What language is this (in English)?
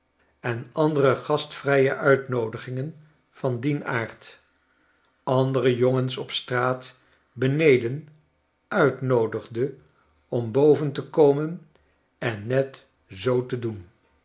Dutch